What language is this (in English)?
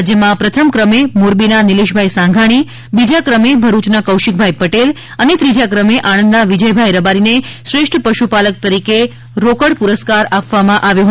Gujarati